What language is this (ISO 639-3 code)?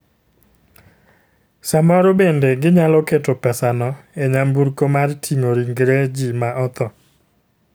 luo